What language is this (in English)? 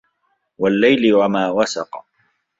Arabic